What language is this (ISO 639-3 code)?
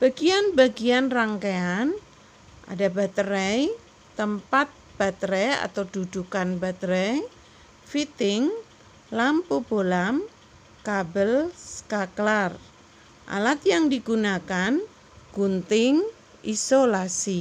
ind